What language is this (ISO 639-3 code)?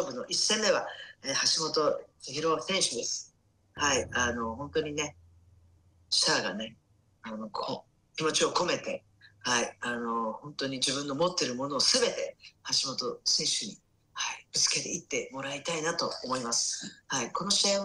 jpn